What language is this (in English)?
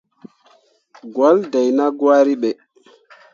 Mundang